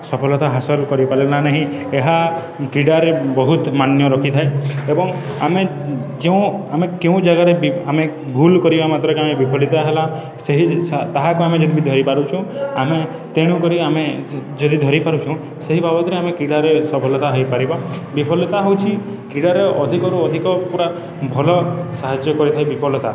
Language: Odia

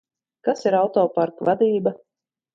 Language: Latvian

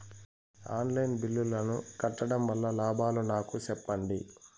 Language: Telugu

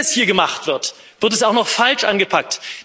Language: German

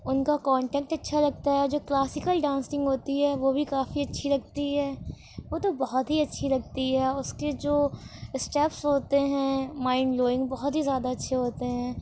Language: Urdu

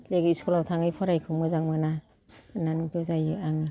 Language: Bodo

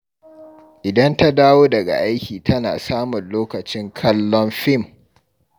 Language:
Hausa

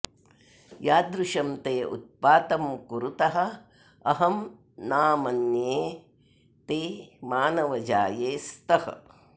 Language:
Sanskrit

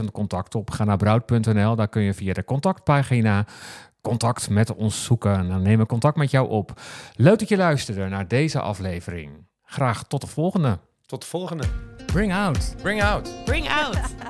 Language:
Dutch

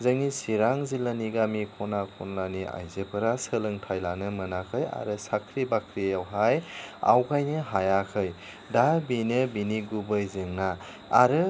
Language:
Bodo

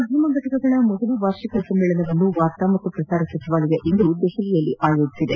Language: Kannada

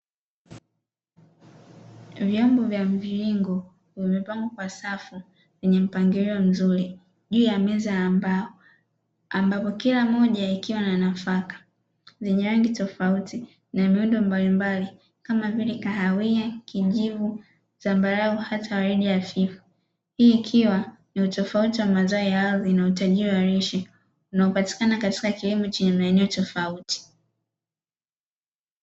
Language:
Swahili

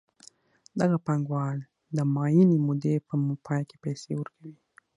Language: Pashto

